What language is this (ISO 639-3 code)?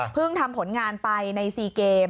tha